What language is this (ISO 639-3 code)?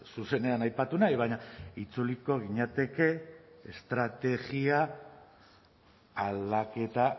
eus